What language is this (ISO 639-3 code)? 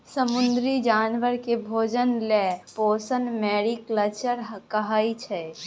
mai